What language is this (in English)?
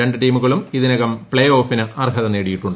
Malayalam